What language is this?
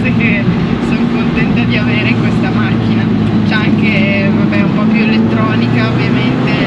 Italian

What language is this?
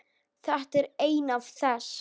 Icelandic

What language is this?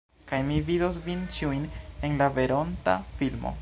Esperanto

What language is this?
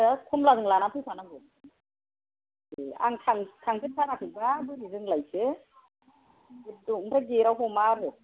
Bodo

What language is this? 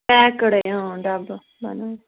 Kashmiri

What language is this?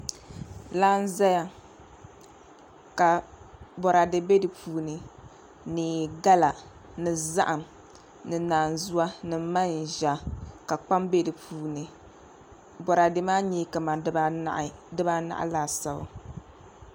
Dagbani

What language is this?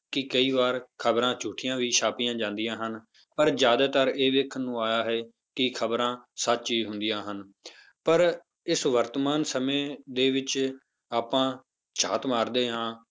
Punjabi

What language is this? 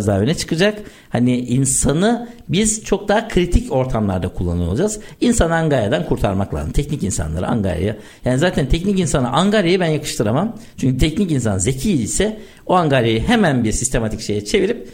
Turkish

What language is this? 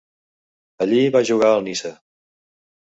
Catalan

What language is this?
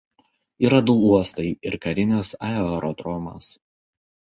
Lithuanian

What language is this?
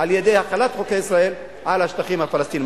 Hebrew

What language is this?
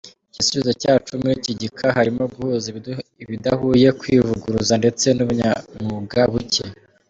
Kinyarwanda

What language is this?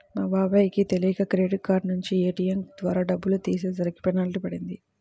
Telugu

